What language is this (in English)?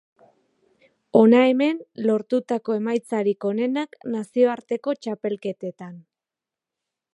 Basque